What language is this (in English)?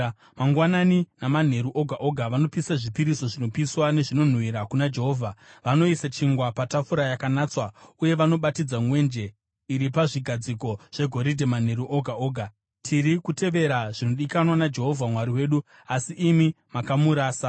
Shona